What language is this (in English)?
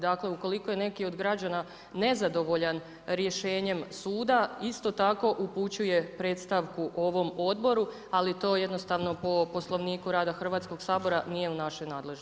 Croatian